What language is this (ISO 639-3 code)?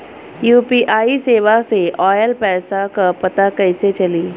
bho